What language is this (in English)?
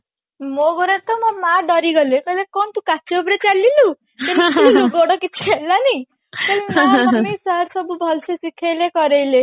Odia